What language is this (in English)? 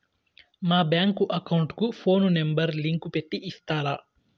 Telugu